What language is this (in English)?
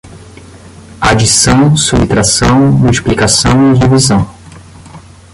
Portuguese